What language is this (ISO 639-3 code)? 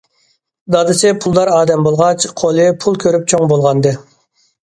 uig